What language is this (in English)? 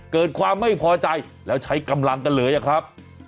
Thai